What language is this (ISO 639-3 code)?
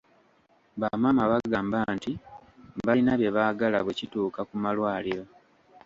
lug